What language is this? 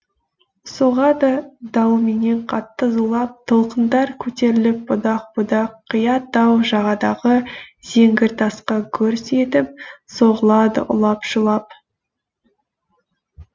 Kazakh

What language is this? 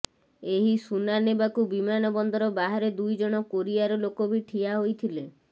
Odia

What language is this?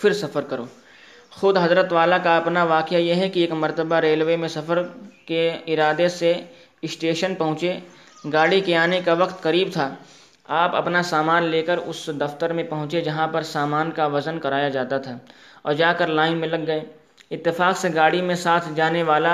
Urdu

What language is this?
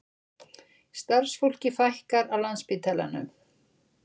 Icelandic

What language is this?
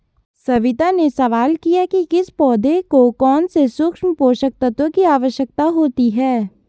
Hindi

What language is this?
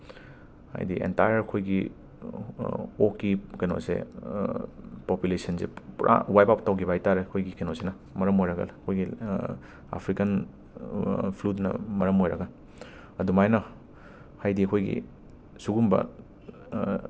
Manipuri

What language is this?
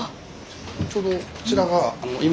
Japanese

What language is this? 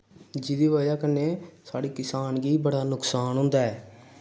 Dogri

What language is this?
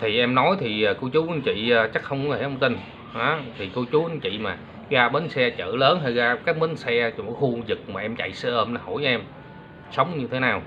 Vietnamese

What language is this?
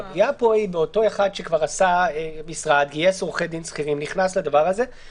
Hebrew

